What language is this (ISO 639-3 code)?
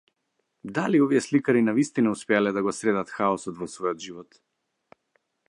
mkd